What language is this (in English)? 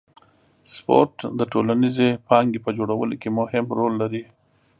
Pashto